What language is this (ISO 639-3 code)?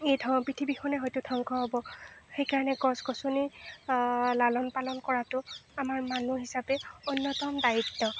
asm